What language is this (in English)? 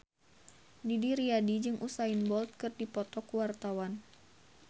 Sundanese